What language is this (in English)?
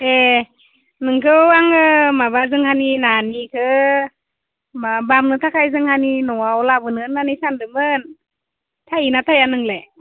Bodo